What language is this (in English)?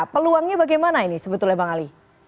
Indonesian